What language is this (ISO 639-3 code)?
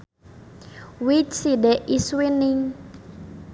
sun